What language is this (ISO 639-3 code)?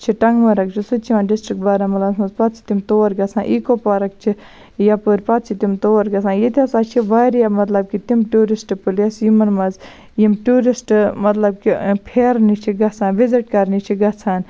kas